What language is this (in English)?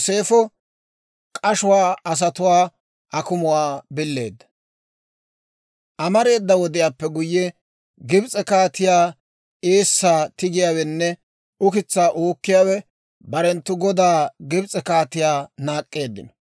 Dawro